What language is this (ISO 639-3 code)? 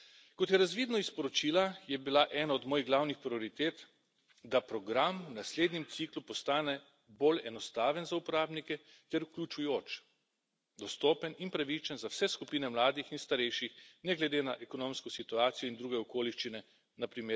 slv